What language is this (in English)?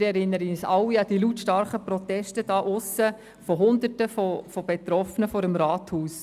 Swiss German